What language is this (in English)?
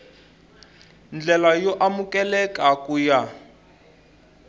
Tsonga